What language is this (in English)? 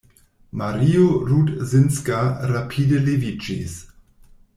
Esperanto